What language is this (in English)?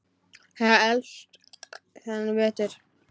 Icelandic